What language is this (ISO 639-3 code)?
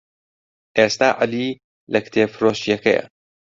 ckb